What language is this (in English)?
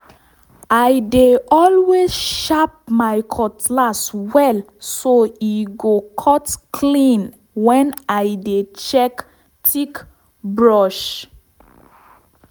Nigerian Pidgin